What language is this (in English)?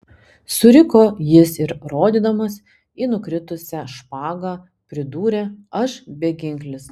Lithuanian